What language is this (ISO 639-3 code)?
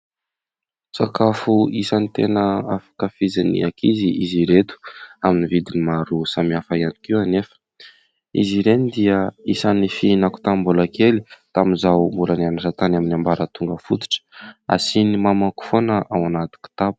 mlg